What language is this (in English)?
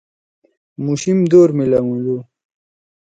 Torwali